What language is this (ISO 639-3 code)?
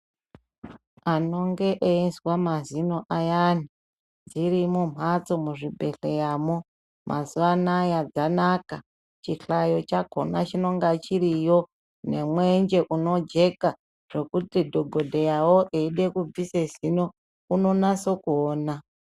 ndc